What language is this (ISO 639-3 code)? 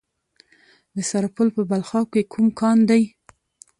pus